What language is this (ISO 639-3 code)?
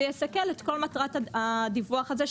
heb